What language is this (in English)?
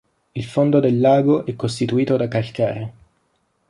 Italian